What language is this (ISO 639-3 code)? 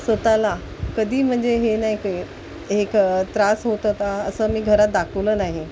mar